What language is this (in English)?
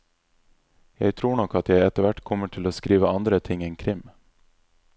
Norwegian